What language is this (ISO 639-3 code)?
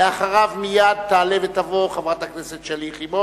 heb